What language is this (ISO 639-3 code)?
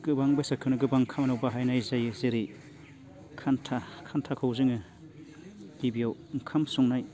brx